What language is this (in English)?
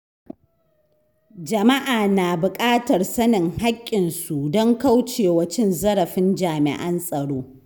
Hausa